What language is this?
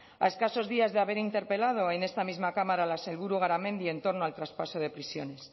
Spanish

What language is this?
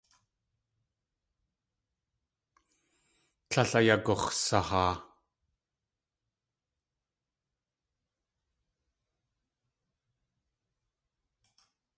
Tlingit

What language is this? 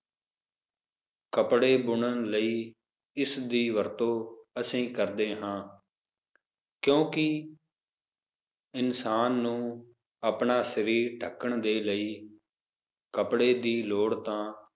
Punjabi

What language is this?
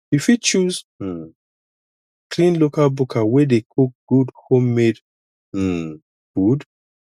Nigerian Pidgin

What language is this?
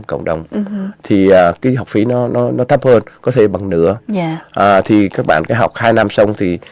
Vietnamese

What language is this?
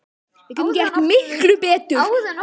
Icelandic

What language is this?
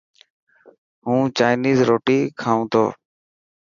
Dhatki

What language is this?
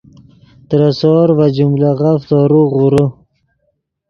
Yidgha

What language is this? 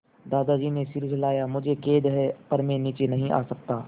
Hindi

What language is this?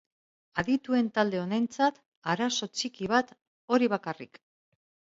Basque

